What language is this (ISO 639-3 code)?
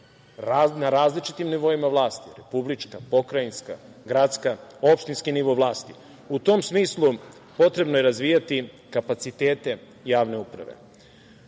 srp